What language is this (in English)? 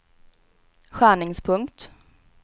Swedish